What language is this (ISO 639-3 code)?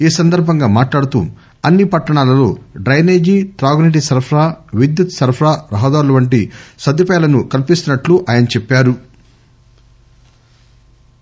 tel